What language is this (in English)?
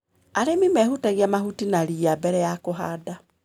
Kikuyu